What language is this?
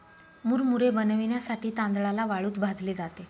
Marathi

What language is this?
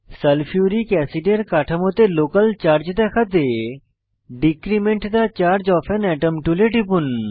Bangla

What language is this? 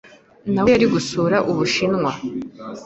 Kinyarwanda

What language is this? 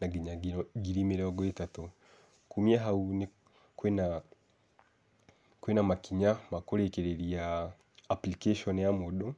Kikuyu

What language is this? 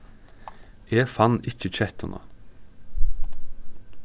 Faroese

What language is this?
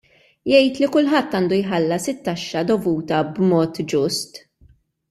Maltese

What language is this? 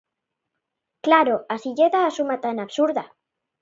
Galician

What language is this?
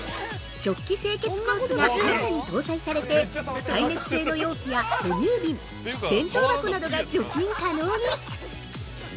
Japanese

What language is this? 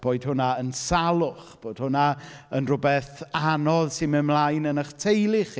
Welsh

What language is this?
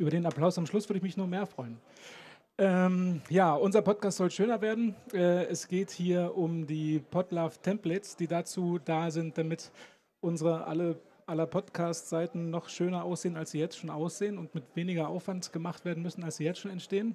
German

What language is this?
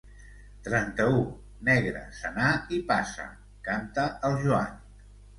Catalan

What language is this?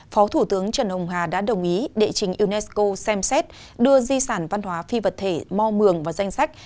Vietnamese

